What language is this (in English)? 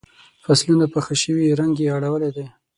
Pashto